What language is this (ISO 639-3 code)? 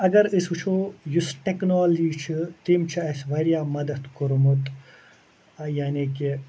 kas